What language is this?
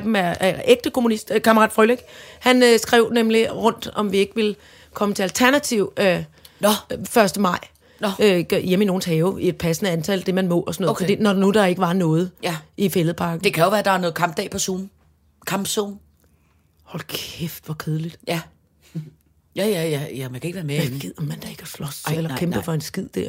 Danish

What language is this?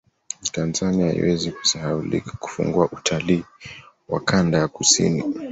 Swahili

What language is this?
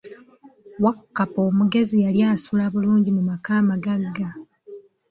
Ganda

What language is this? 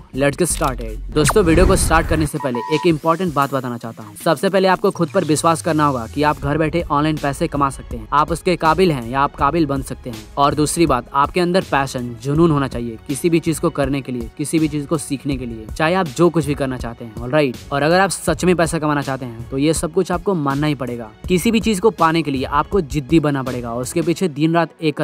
Hindi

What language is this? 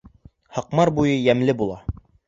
Bashkir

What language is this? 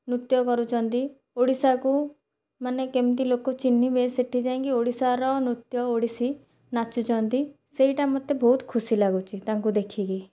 Odia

